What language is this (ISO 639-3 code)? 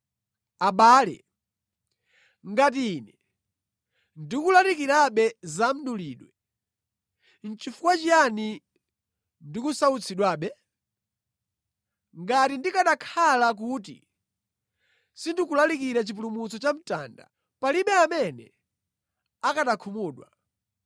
nya